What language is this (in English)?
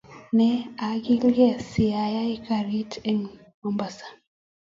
Kalenjin